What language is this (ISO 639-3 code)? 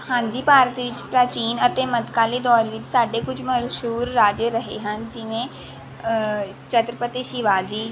pan